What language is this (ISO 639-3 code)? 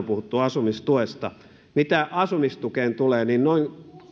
fin